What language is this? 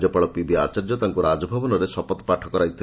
Odia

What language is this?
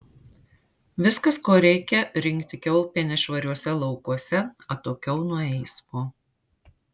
Lithuanian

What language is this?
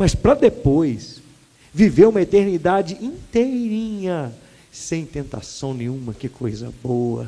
Portuguese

